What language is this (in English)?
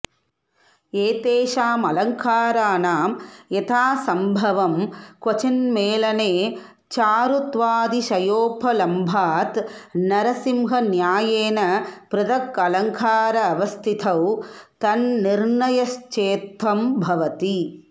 Sanskrit